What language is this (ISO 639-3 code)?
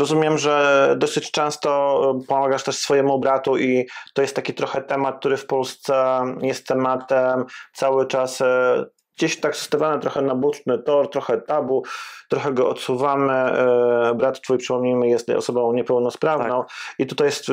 pol